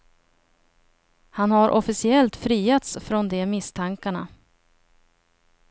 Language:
Swedish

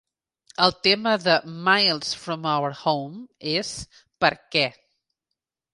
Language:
Catalan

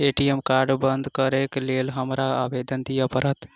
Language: Maithili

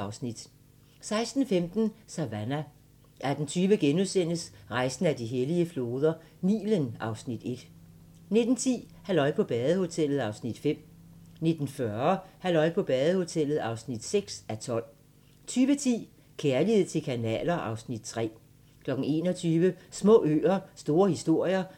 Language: Danish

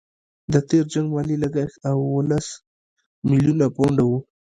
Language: Pashto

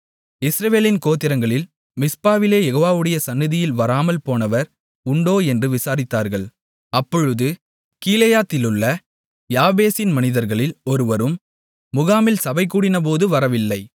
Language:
Tamil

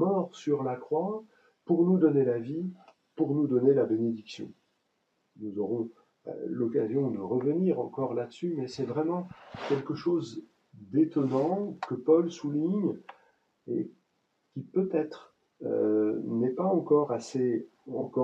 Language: French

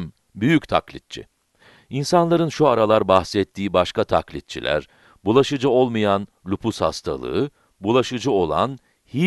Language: Turkish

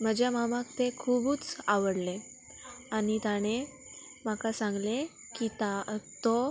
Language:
Konkani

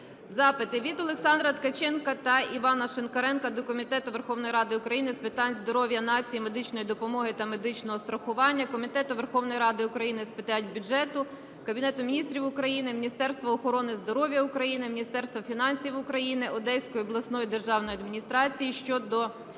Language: Ukrainian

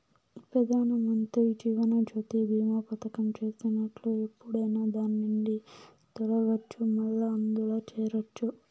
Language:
Telugu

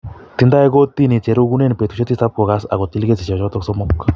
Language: Kalenjin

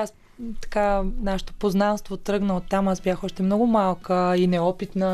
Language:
Bulgarian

